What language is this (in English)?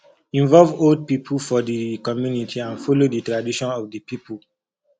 Nigerian Pidgin